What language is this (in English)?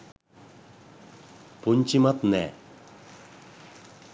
Sinhala